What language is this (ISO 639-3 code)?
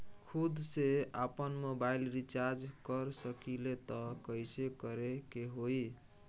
bho